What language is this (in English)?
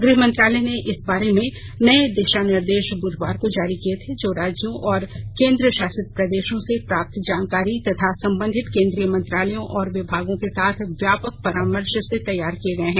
Hindi